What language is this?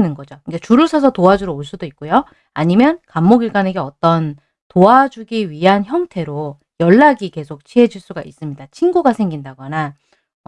Korean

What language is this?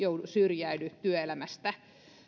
Finnish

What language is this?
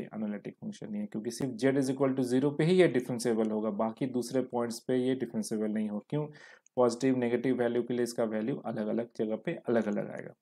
Hindi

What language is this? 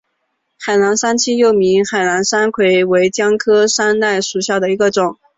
Chinese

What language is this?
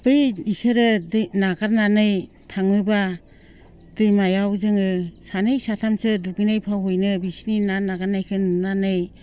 Bodo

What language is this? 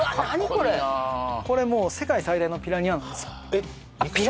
Japanese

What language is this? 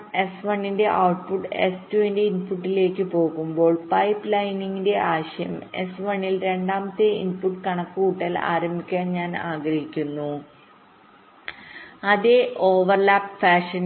Malayalam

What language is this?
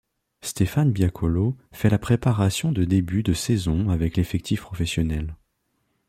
French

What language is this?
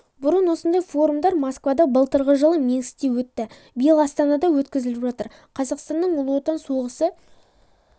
Kazakh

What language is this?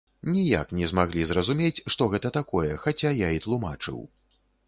Belarusian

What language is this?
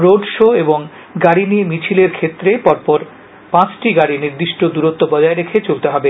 Bangla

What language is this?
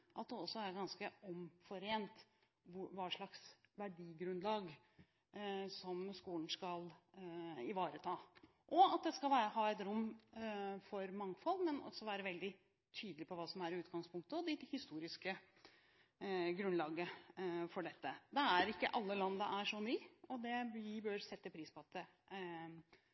Norwegian Bokmål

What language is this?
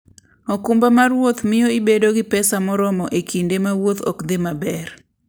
Luo (Kenya and Tanzania)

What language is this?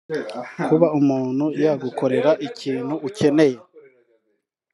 Kinyarwanda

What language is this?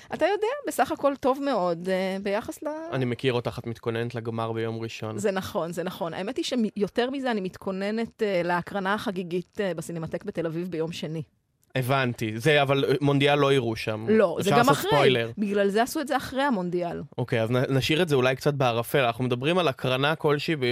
Hebrew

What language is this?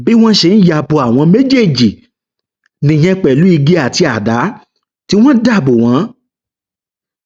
Yoruba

